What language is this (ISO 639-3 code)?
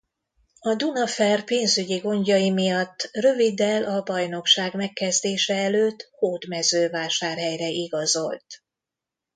hun